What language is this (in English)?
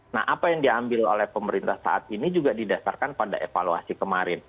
Indonesian